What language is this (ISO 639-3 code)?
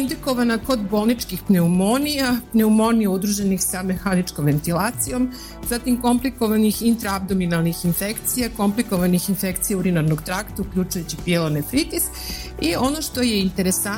hrv